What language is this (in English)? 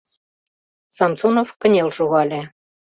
Mari